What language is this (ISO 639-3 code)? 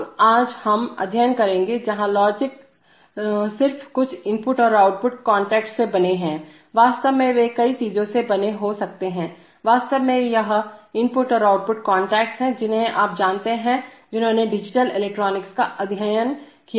hin